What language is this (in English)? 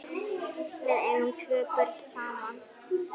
Icelandic